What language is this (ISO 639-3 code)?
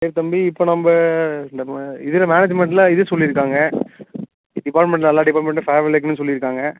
tam